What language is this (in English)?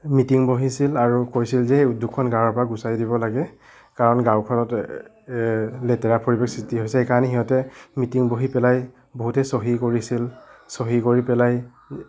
Assamese